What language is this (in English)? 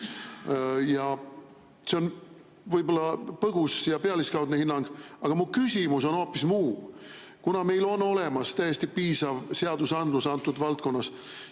Estonian